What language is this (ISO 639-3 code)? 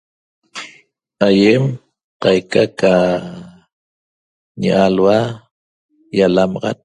tob